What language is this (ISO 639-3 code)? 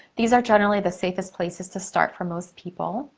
eng